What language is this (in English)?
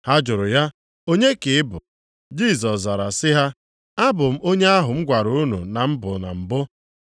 Igbo